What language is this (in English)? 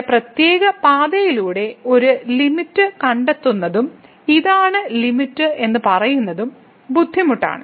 Malayalam